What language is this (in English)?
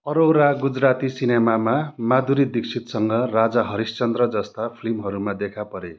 Nepali